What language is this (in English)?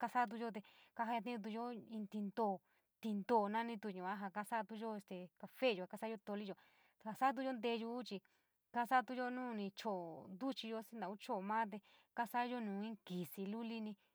San Miguel El Grande Mixtec